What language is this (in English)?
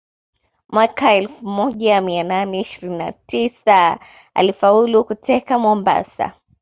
Swahili